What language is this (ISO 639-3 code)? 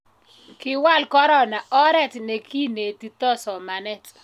kln